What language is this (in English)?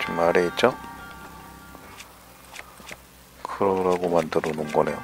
Korean